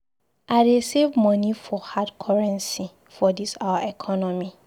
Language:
Nigerian Pidgin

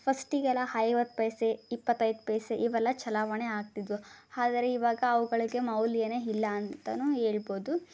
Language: Kannada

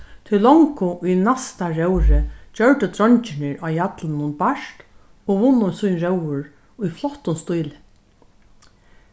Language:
Faroese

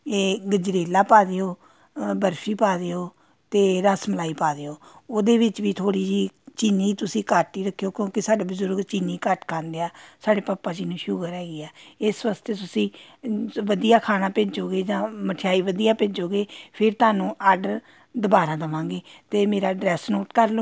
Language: Punjabi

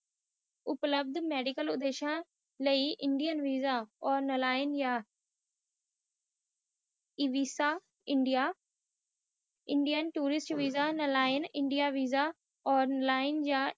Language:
Punjabi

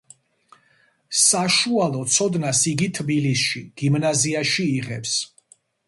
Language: Georgian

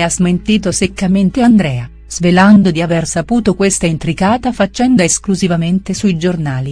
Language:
Italian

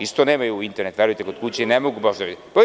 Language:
Serbian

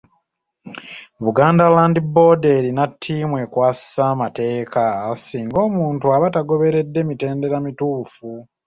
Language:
Ganda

